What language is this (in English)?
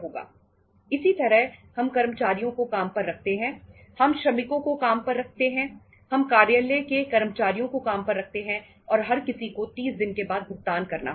Hindi